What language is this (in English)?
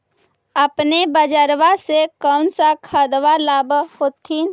Magahi